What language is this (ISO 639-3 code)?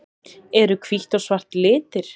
isl